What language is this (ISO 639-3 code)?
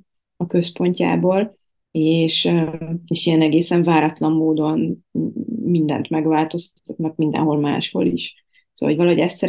hun